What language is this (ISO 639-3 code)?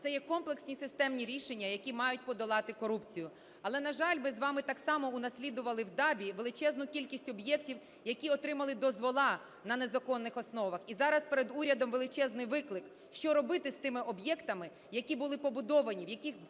ukr